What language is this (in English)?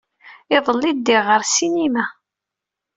Kabyle